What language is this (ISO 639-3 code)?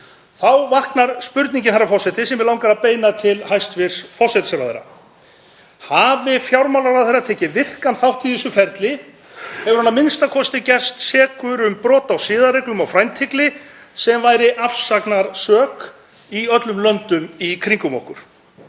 isl